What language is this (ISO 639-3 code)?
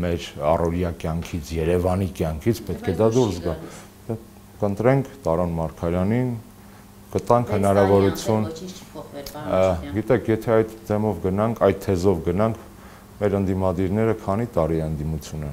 ron